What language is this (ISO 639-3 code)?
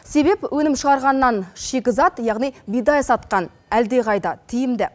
kaz